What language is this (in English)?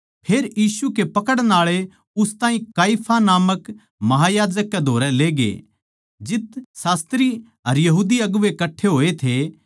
Haryanvi